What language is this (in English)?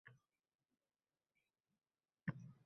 Uzbek